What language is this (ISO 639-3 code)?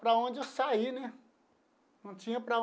por